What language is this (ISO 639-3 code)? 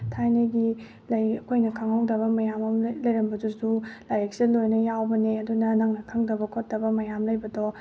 mni